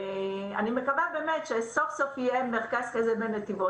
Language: Hebrew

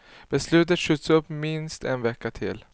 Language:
Swedish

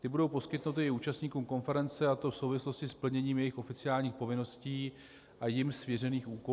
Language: Czech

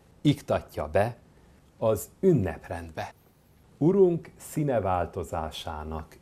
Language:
Hungarian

